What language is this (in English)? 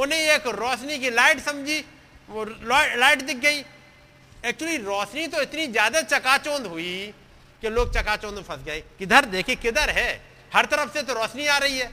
Hindi